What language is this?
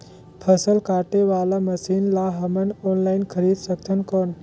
Chhattisgarhi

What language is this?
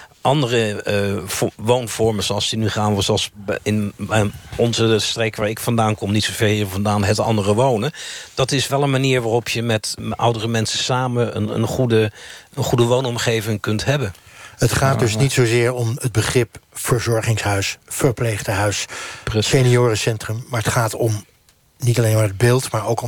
Dutch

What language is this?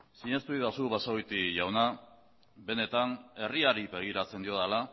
Basque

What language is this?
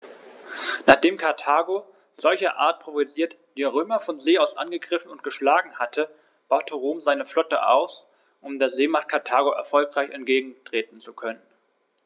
German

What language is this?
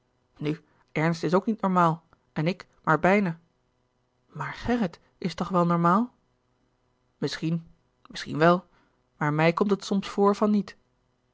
Dutch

